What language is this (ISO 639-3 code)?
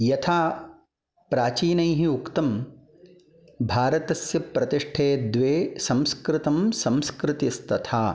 san